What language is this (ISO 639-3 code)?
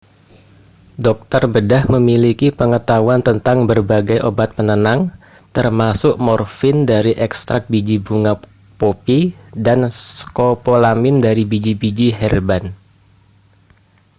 ind